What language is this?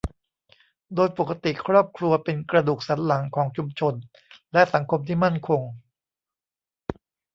Thai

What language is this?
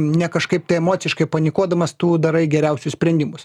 Lithuanian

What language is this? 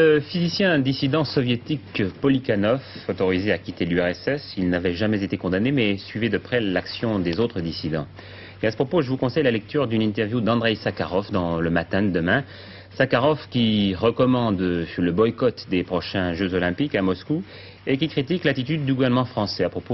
French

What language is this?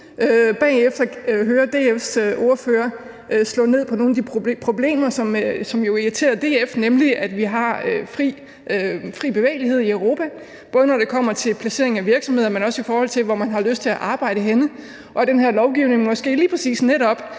Danish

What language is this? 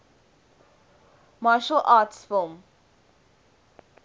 English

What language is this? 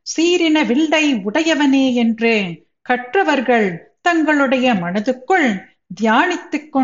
Tamil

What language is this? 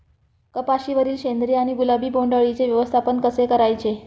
Marathi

